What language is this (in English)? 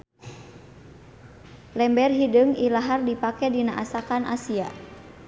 Sundanese